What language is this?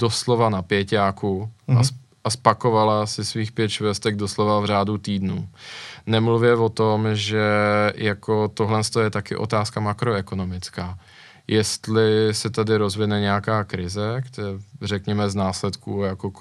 Czech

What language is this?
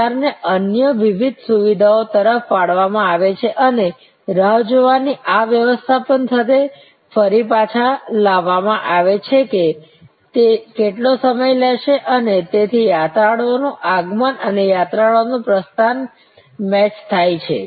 Gujarati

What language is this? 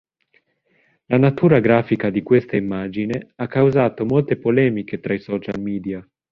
Italian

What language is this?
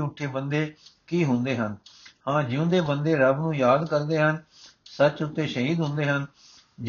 Punjabi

